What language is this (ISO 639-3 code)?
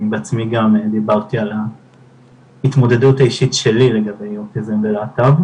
heb